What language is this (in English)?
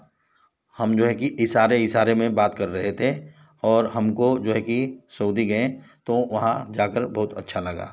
Hindi